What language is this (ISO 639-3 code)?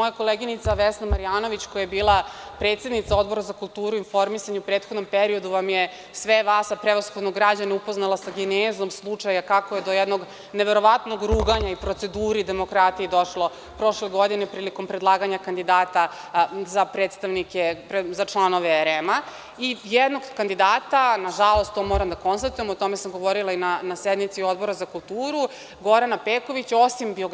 srp